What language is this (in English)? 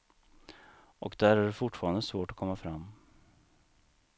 Swedish